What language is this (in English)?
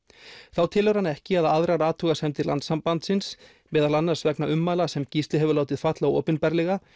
Icelandic